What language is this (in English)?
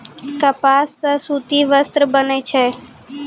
Maithili